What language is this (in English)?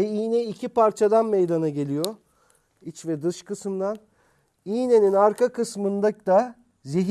Turkish